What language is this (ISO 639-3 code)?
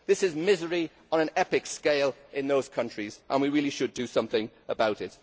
eng